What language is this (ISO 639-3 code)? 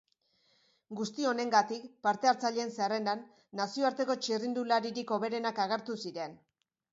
eus